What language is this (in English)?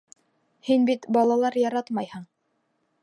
Bashkir